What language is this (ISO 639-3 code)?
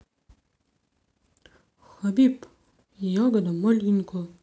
rus